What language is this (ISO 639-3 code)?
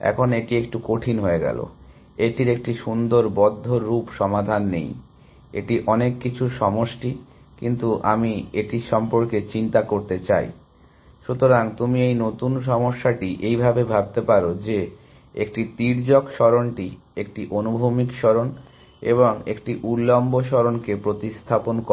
ben